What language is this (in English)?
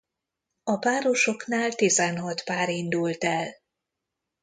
Hungarian